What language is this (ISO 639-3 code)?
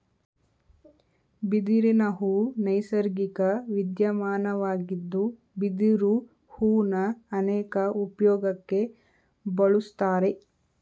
kan